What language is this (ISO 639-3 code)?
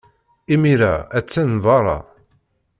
kab